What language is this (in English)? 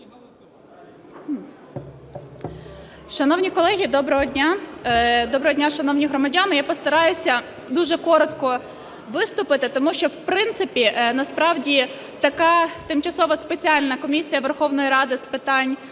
Ukrainian